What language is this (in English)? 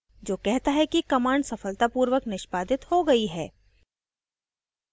Hindi